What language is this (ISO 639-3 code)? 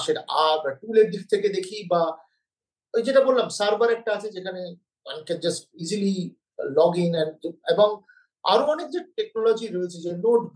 ben